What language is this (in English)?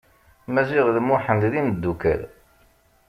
Kabyle